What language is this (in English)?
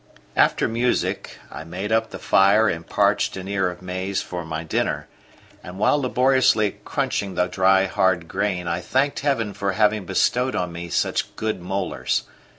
English